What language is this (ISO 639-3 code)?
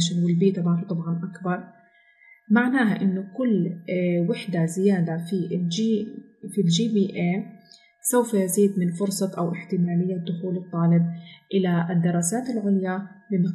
ara